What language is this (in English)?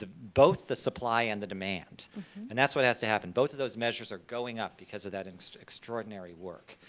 English